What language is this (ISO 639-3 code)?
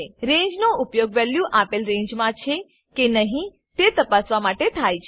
guj